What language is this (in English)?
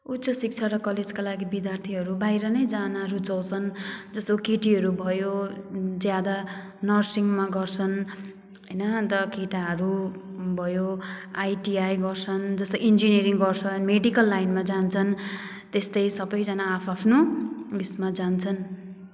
Nepali